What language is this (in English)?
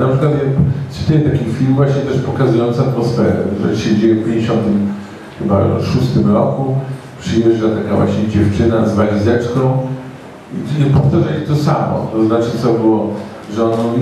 Polish